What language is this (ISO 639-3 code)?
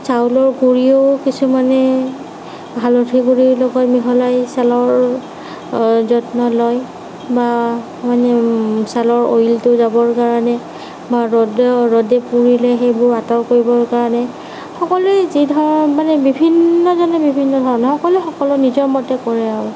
asm